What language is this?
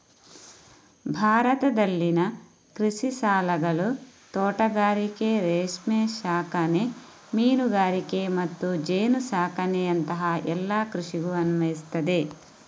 Kannada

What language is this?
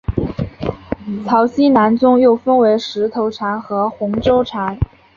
Chinese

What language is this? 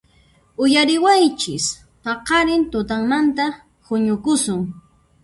Puno Quechua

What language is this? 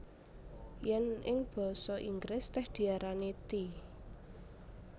Javanese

